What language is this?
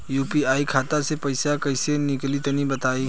Bhojpuri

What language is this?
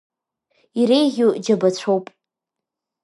Abkhazian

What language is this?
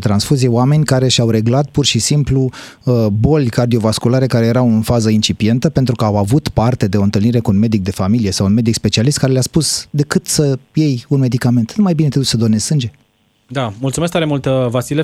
Romanian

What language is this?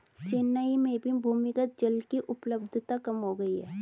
Hindi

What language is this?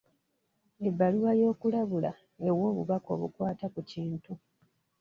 Ganda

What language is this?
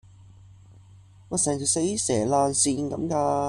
Cantonese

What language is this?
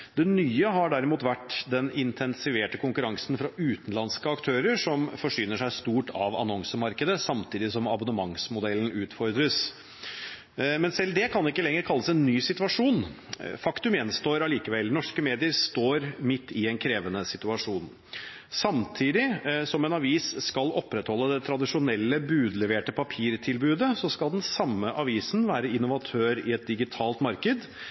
Norwegian Bokmål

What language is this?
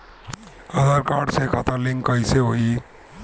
Bhojpuri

